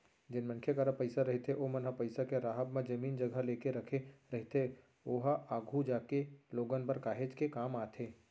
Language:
Chhattisgarhi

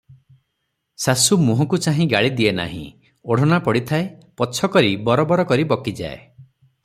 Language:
Odia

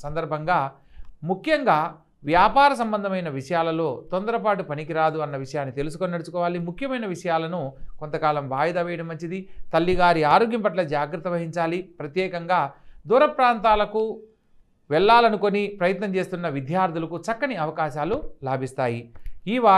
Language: Telugu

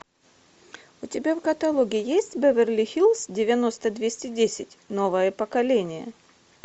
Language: Russian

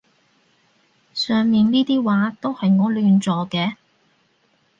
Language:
Cantonese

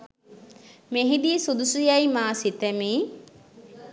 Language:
Sinhala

